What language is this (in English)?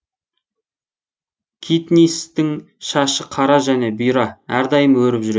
Kazakh